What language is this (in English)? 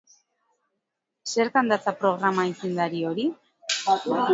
Basque